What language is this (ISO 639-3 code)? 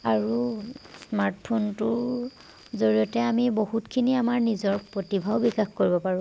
asm